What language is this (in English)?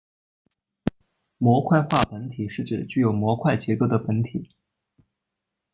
Chinese